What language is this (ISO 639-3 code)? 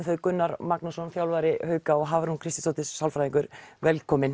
isl